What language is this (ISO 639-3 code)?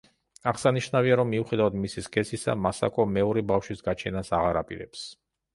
kat